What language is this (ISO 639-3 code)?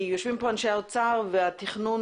heb